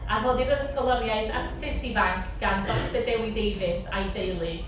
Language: Welsh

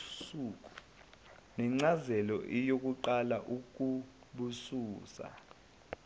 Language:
Zulu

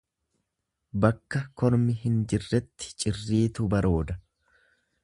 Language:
Oromo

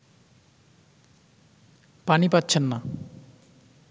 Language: Bangla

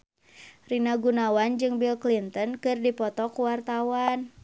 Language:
Sundanese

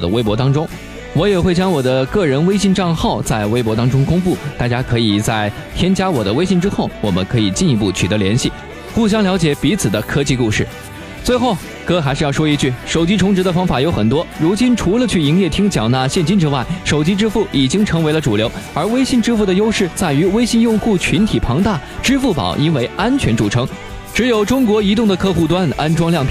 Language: Chinese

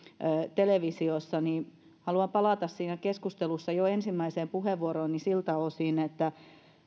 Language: Finnish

